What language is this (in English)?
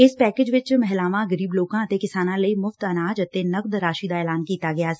Punjabi